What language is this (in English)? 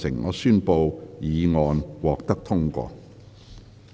Cantonese